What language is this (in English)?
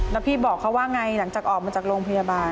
Thai